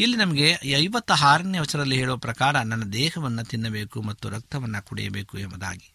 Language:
Kannada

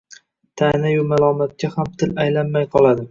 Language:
Uzbek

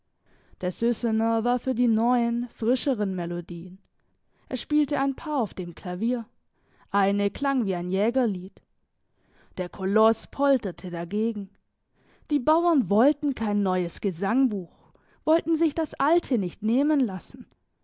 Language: German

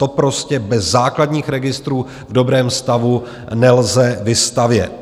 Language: Czech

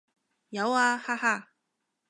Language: Cantonese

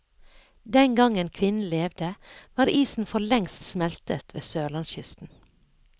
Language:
Norwegian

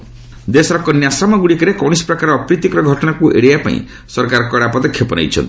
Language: Odia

